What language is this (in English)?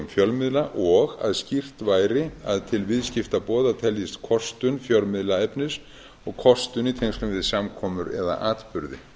Icelandic